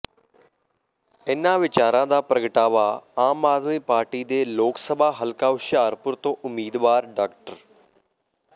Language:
Punjabi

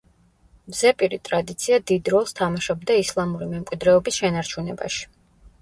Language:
Georgian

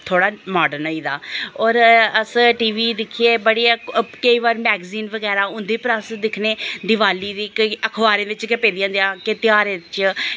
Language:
Dogri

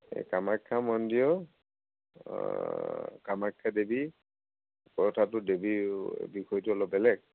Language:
Assamese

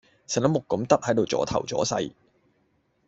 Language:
Cantonese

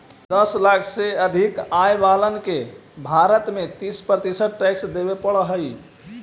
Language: Magahi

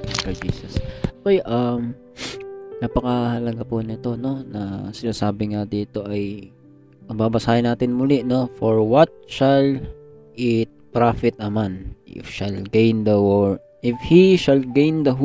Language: Filipino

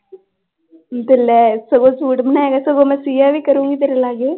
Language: Punjabi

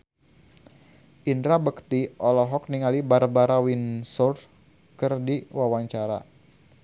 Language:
Sundanese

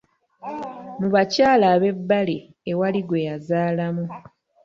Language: Ganda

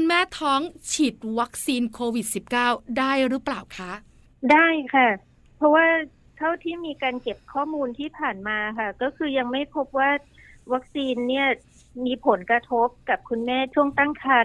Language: Thai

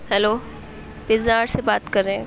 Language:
Urdu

